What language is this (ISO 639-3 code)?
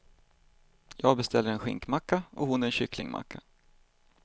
swe